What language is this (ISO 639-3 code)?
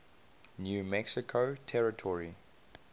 eng